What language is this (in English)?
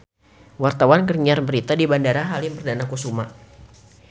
Sundanese